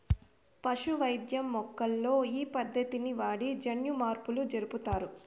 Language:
Telugu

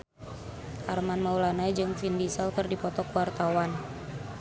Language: Sundanese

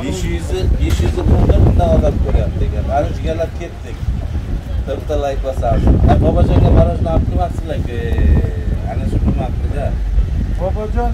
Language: Turkish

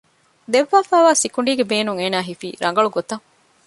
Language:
Divehi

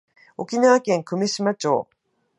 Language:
Japanese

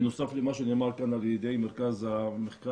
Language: Hebrew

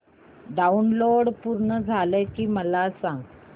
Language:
Marathi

